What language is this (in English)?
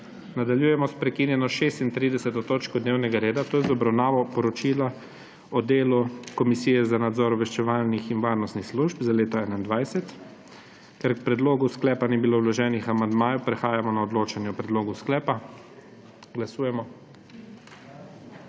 Slovenian